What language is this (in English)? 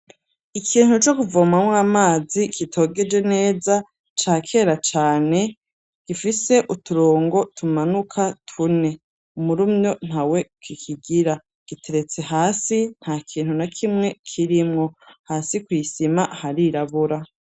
Rundi